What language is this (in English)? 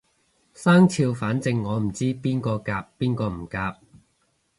Cantonese